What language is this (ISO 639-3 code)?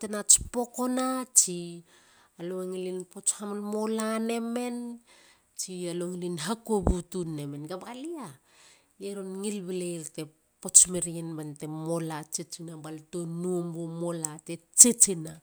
hla